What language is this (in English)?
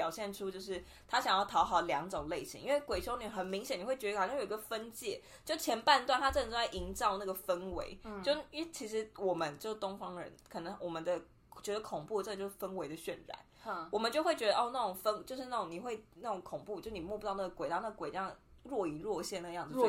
Chinese